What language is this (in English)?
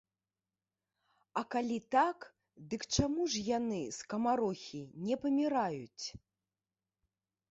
Belarusian